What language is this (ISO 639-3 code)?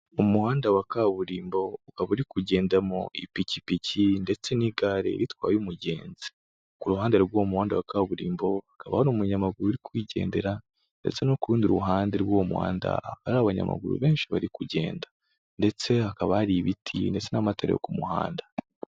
kin